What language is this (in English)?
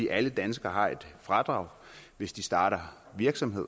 Danish